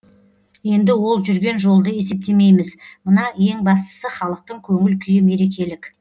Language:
Kazakh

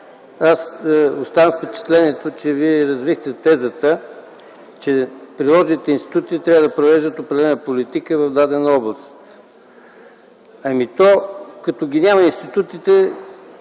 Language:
Bulgarian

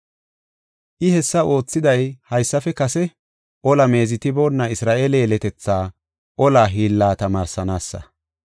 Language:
Gofa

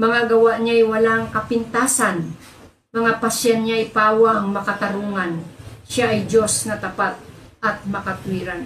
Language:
Filipino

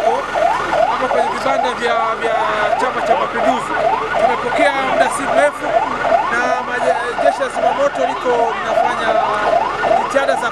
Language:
Arabic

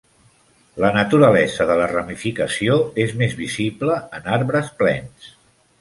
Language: Catalan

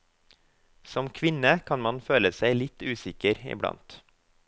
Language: Norwegian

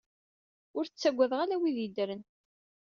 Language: Kabyle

